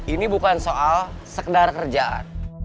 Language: Indonesian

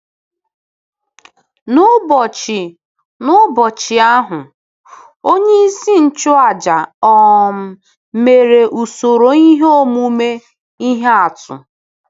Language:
Igbo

